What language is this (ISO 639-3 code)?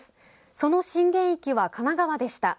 jpn